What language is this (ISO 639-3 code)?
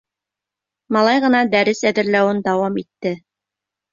bak